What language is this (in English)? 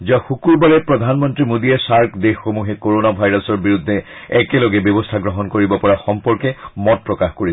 Assamese